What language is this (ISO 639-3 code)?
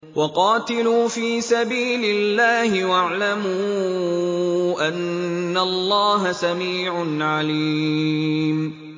ara